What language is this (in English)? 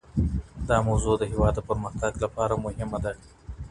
Pashto